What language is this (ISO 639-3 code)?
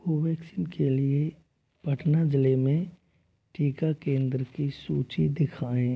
hin